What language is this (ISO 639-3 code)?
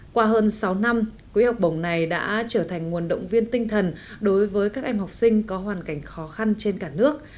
vie